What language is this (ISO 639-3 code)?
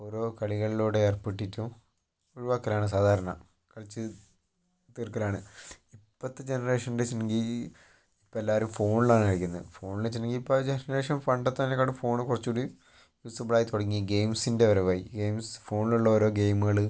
mal